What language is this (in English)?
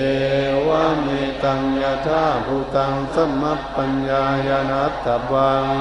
Thai